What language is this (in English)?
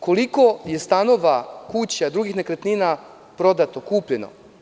Serbian